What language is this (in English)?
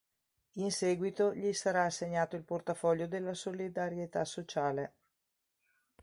Italian